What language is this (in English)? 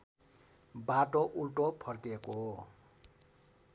Nepali